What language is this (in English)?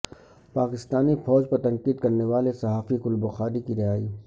Urdu